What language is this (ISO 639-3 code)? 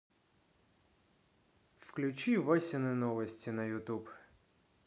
rus